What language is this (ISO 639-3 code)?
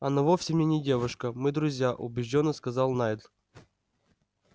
rus